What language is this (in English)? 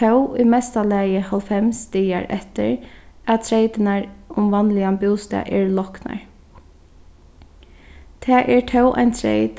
Faroese